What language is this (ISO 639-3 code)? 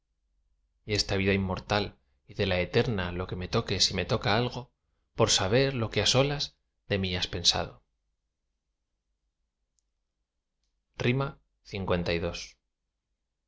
spa